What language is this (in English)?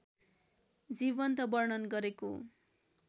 Nepali